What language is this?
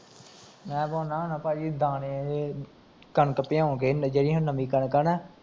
Punjabi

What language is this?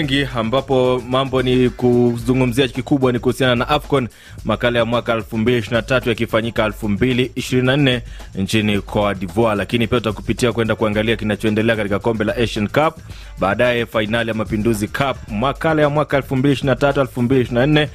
Swahili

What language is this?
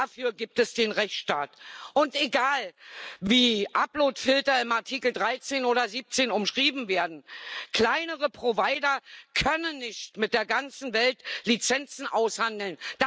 German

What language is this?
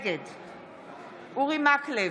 Hebrew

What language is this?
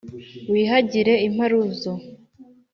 Kinyarwanda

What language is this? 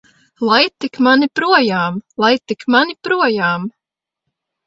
Latvian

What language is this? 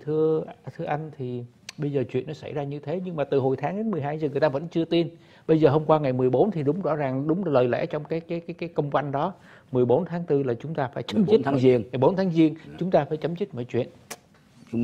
Vietnamese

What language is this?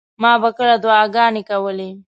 Pashto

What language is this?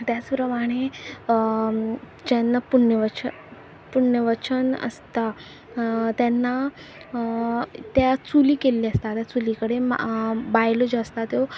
Konkani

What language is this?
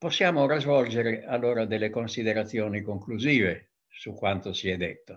Italian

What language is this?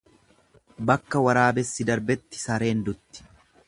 Oromo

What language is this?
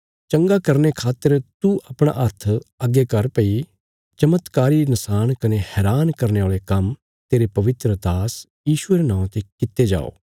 Bilaspuri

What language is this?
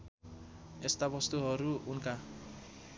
Nepali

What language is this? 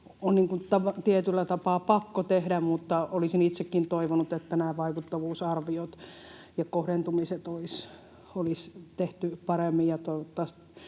Finnish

